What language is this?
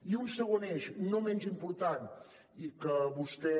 Catalan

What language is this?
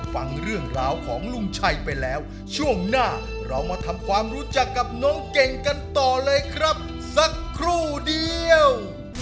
Thai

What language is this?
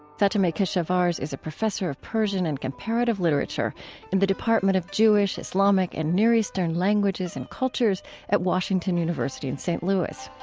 English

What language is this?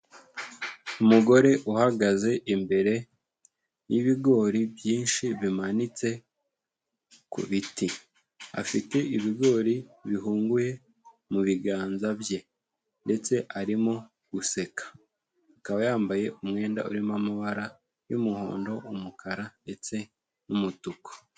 Kinyarwanda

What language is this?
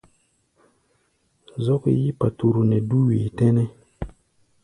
Gbaya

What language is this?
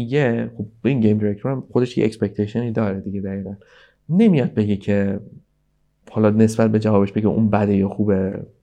Persian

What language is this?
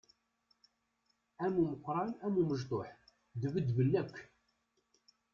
Kabyle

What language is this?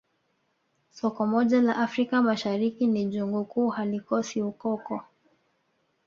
Swahili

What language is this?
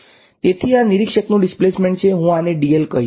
Gujarati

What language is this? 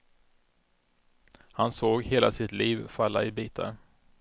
Swedish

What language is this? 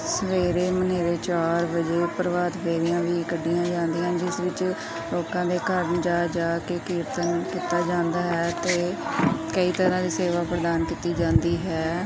Punjabi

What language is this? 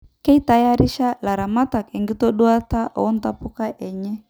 Masai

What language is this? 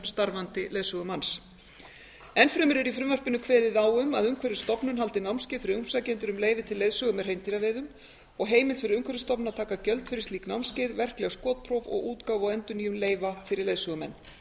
Icelandic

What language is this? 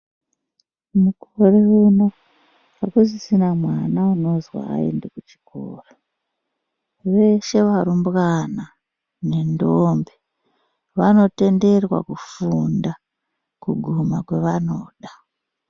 Ndau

